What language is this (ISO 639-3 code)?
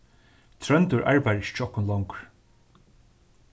fao